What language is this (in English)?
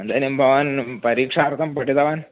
Sanskrit